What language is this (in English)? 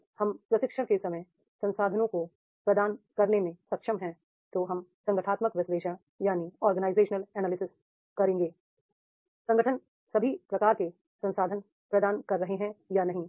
Hindi